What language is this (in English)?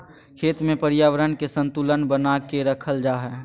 Magahi